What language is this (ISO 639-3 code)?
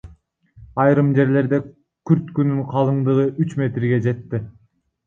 kir